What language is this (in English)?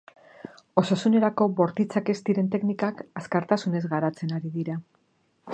Basque